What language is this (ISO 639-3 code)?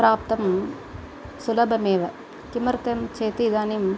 san